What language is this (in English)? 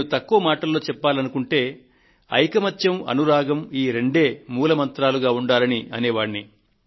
Telugu